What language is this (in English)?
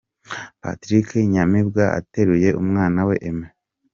Kinyarwanda